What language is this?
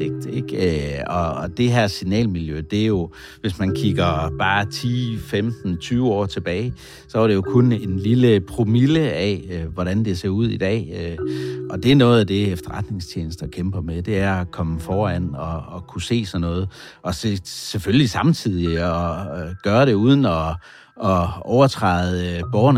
Danish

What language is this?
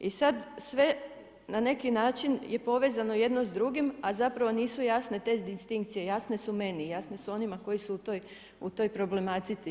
Croatian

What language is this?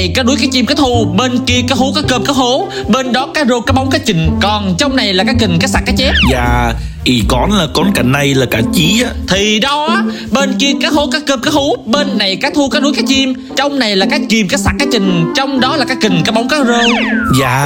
Vietnamese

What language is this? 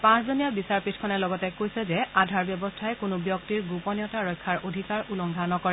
Assamese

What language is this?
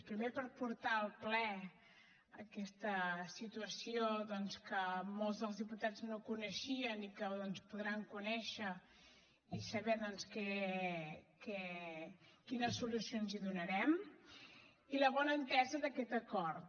Catalan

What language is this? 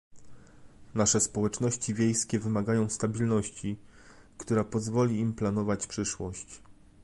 Polish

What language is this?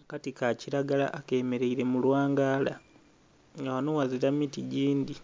Soga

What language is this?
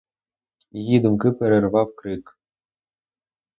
Ukrainian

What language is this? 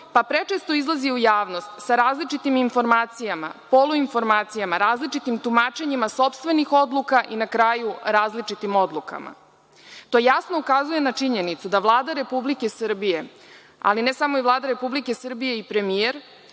Serbian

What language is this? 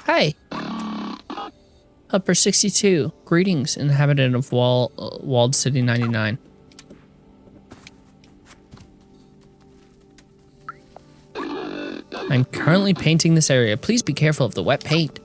English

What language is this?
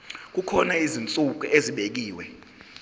Zulu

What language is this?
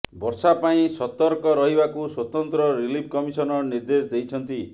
Odia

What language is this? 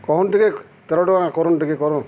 Odia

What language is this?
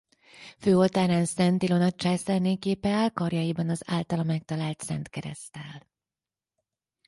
Hungarian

